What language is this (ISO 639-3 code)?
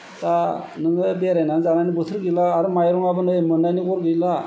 brx